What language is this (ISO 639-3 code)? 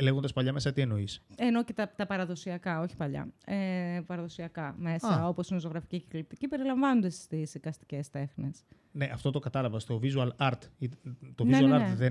ell